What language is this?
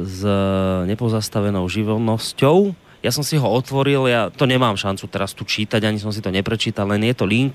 Slovak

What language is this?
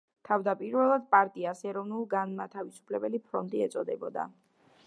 Georgian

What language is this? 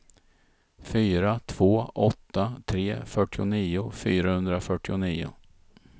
Swedish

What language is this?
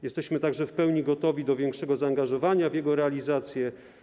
Polish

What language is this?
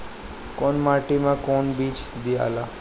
Bhojpuri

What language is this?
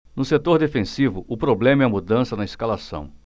Portuguese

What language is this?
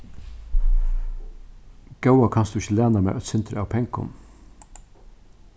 Faroese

